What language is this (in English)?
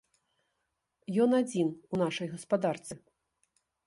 Belarusian